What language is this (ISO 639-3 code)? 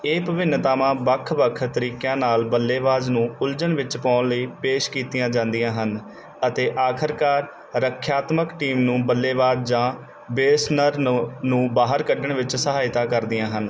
pan